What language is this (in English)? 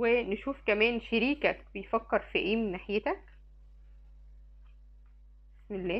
Arabic